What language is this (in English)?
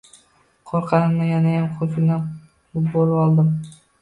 Uzbek